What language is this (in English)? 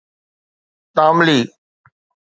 Sindhi